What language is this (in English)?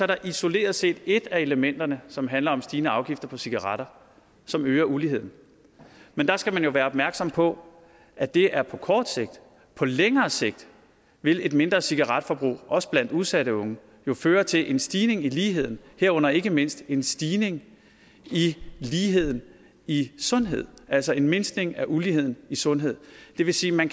Danish